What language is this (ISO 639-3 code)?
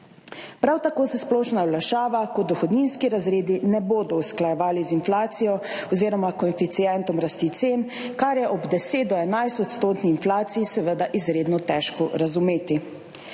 slv